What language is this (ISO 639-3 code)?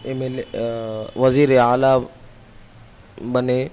urd